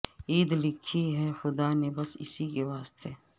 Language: Urdu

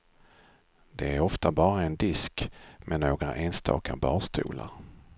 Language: Swedish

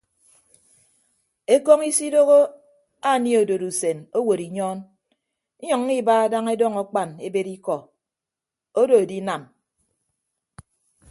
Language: Ibibio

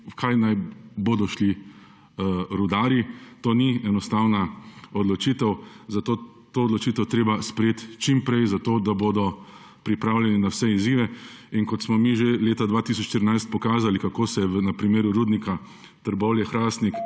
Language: Slovenian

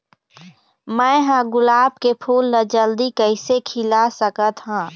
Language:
Chhattisgarhi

